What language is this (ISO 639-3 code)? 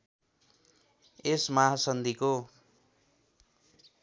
nep